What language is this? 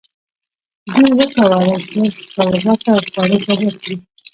Pashto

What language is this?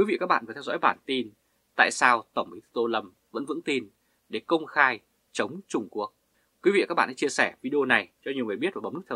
Vietnamese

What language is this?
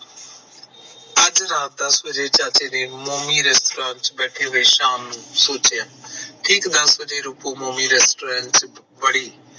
Punjabi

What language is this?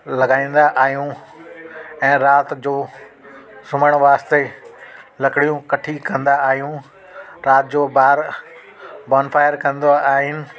Sindhi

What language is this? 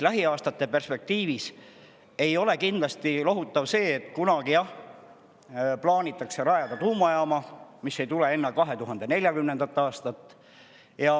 Estonian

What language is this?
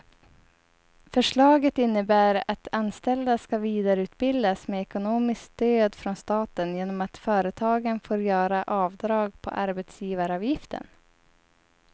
Swedish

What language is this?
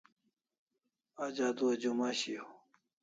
Kalasha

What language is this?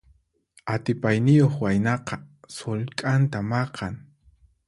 Puno Quechua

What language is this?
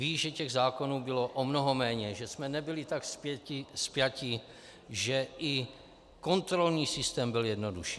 Czech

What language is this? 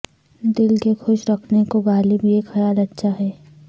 Urdu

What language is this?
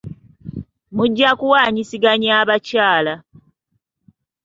Ganda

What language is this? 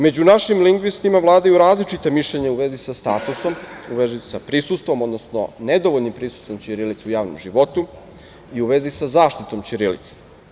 Serbian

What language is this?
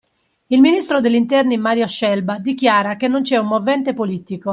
Italian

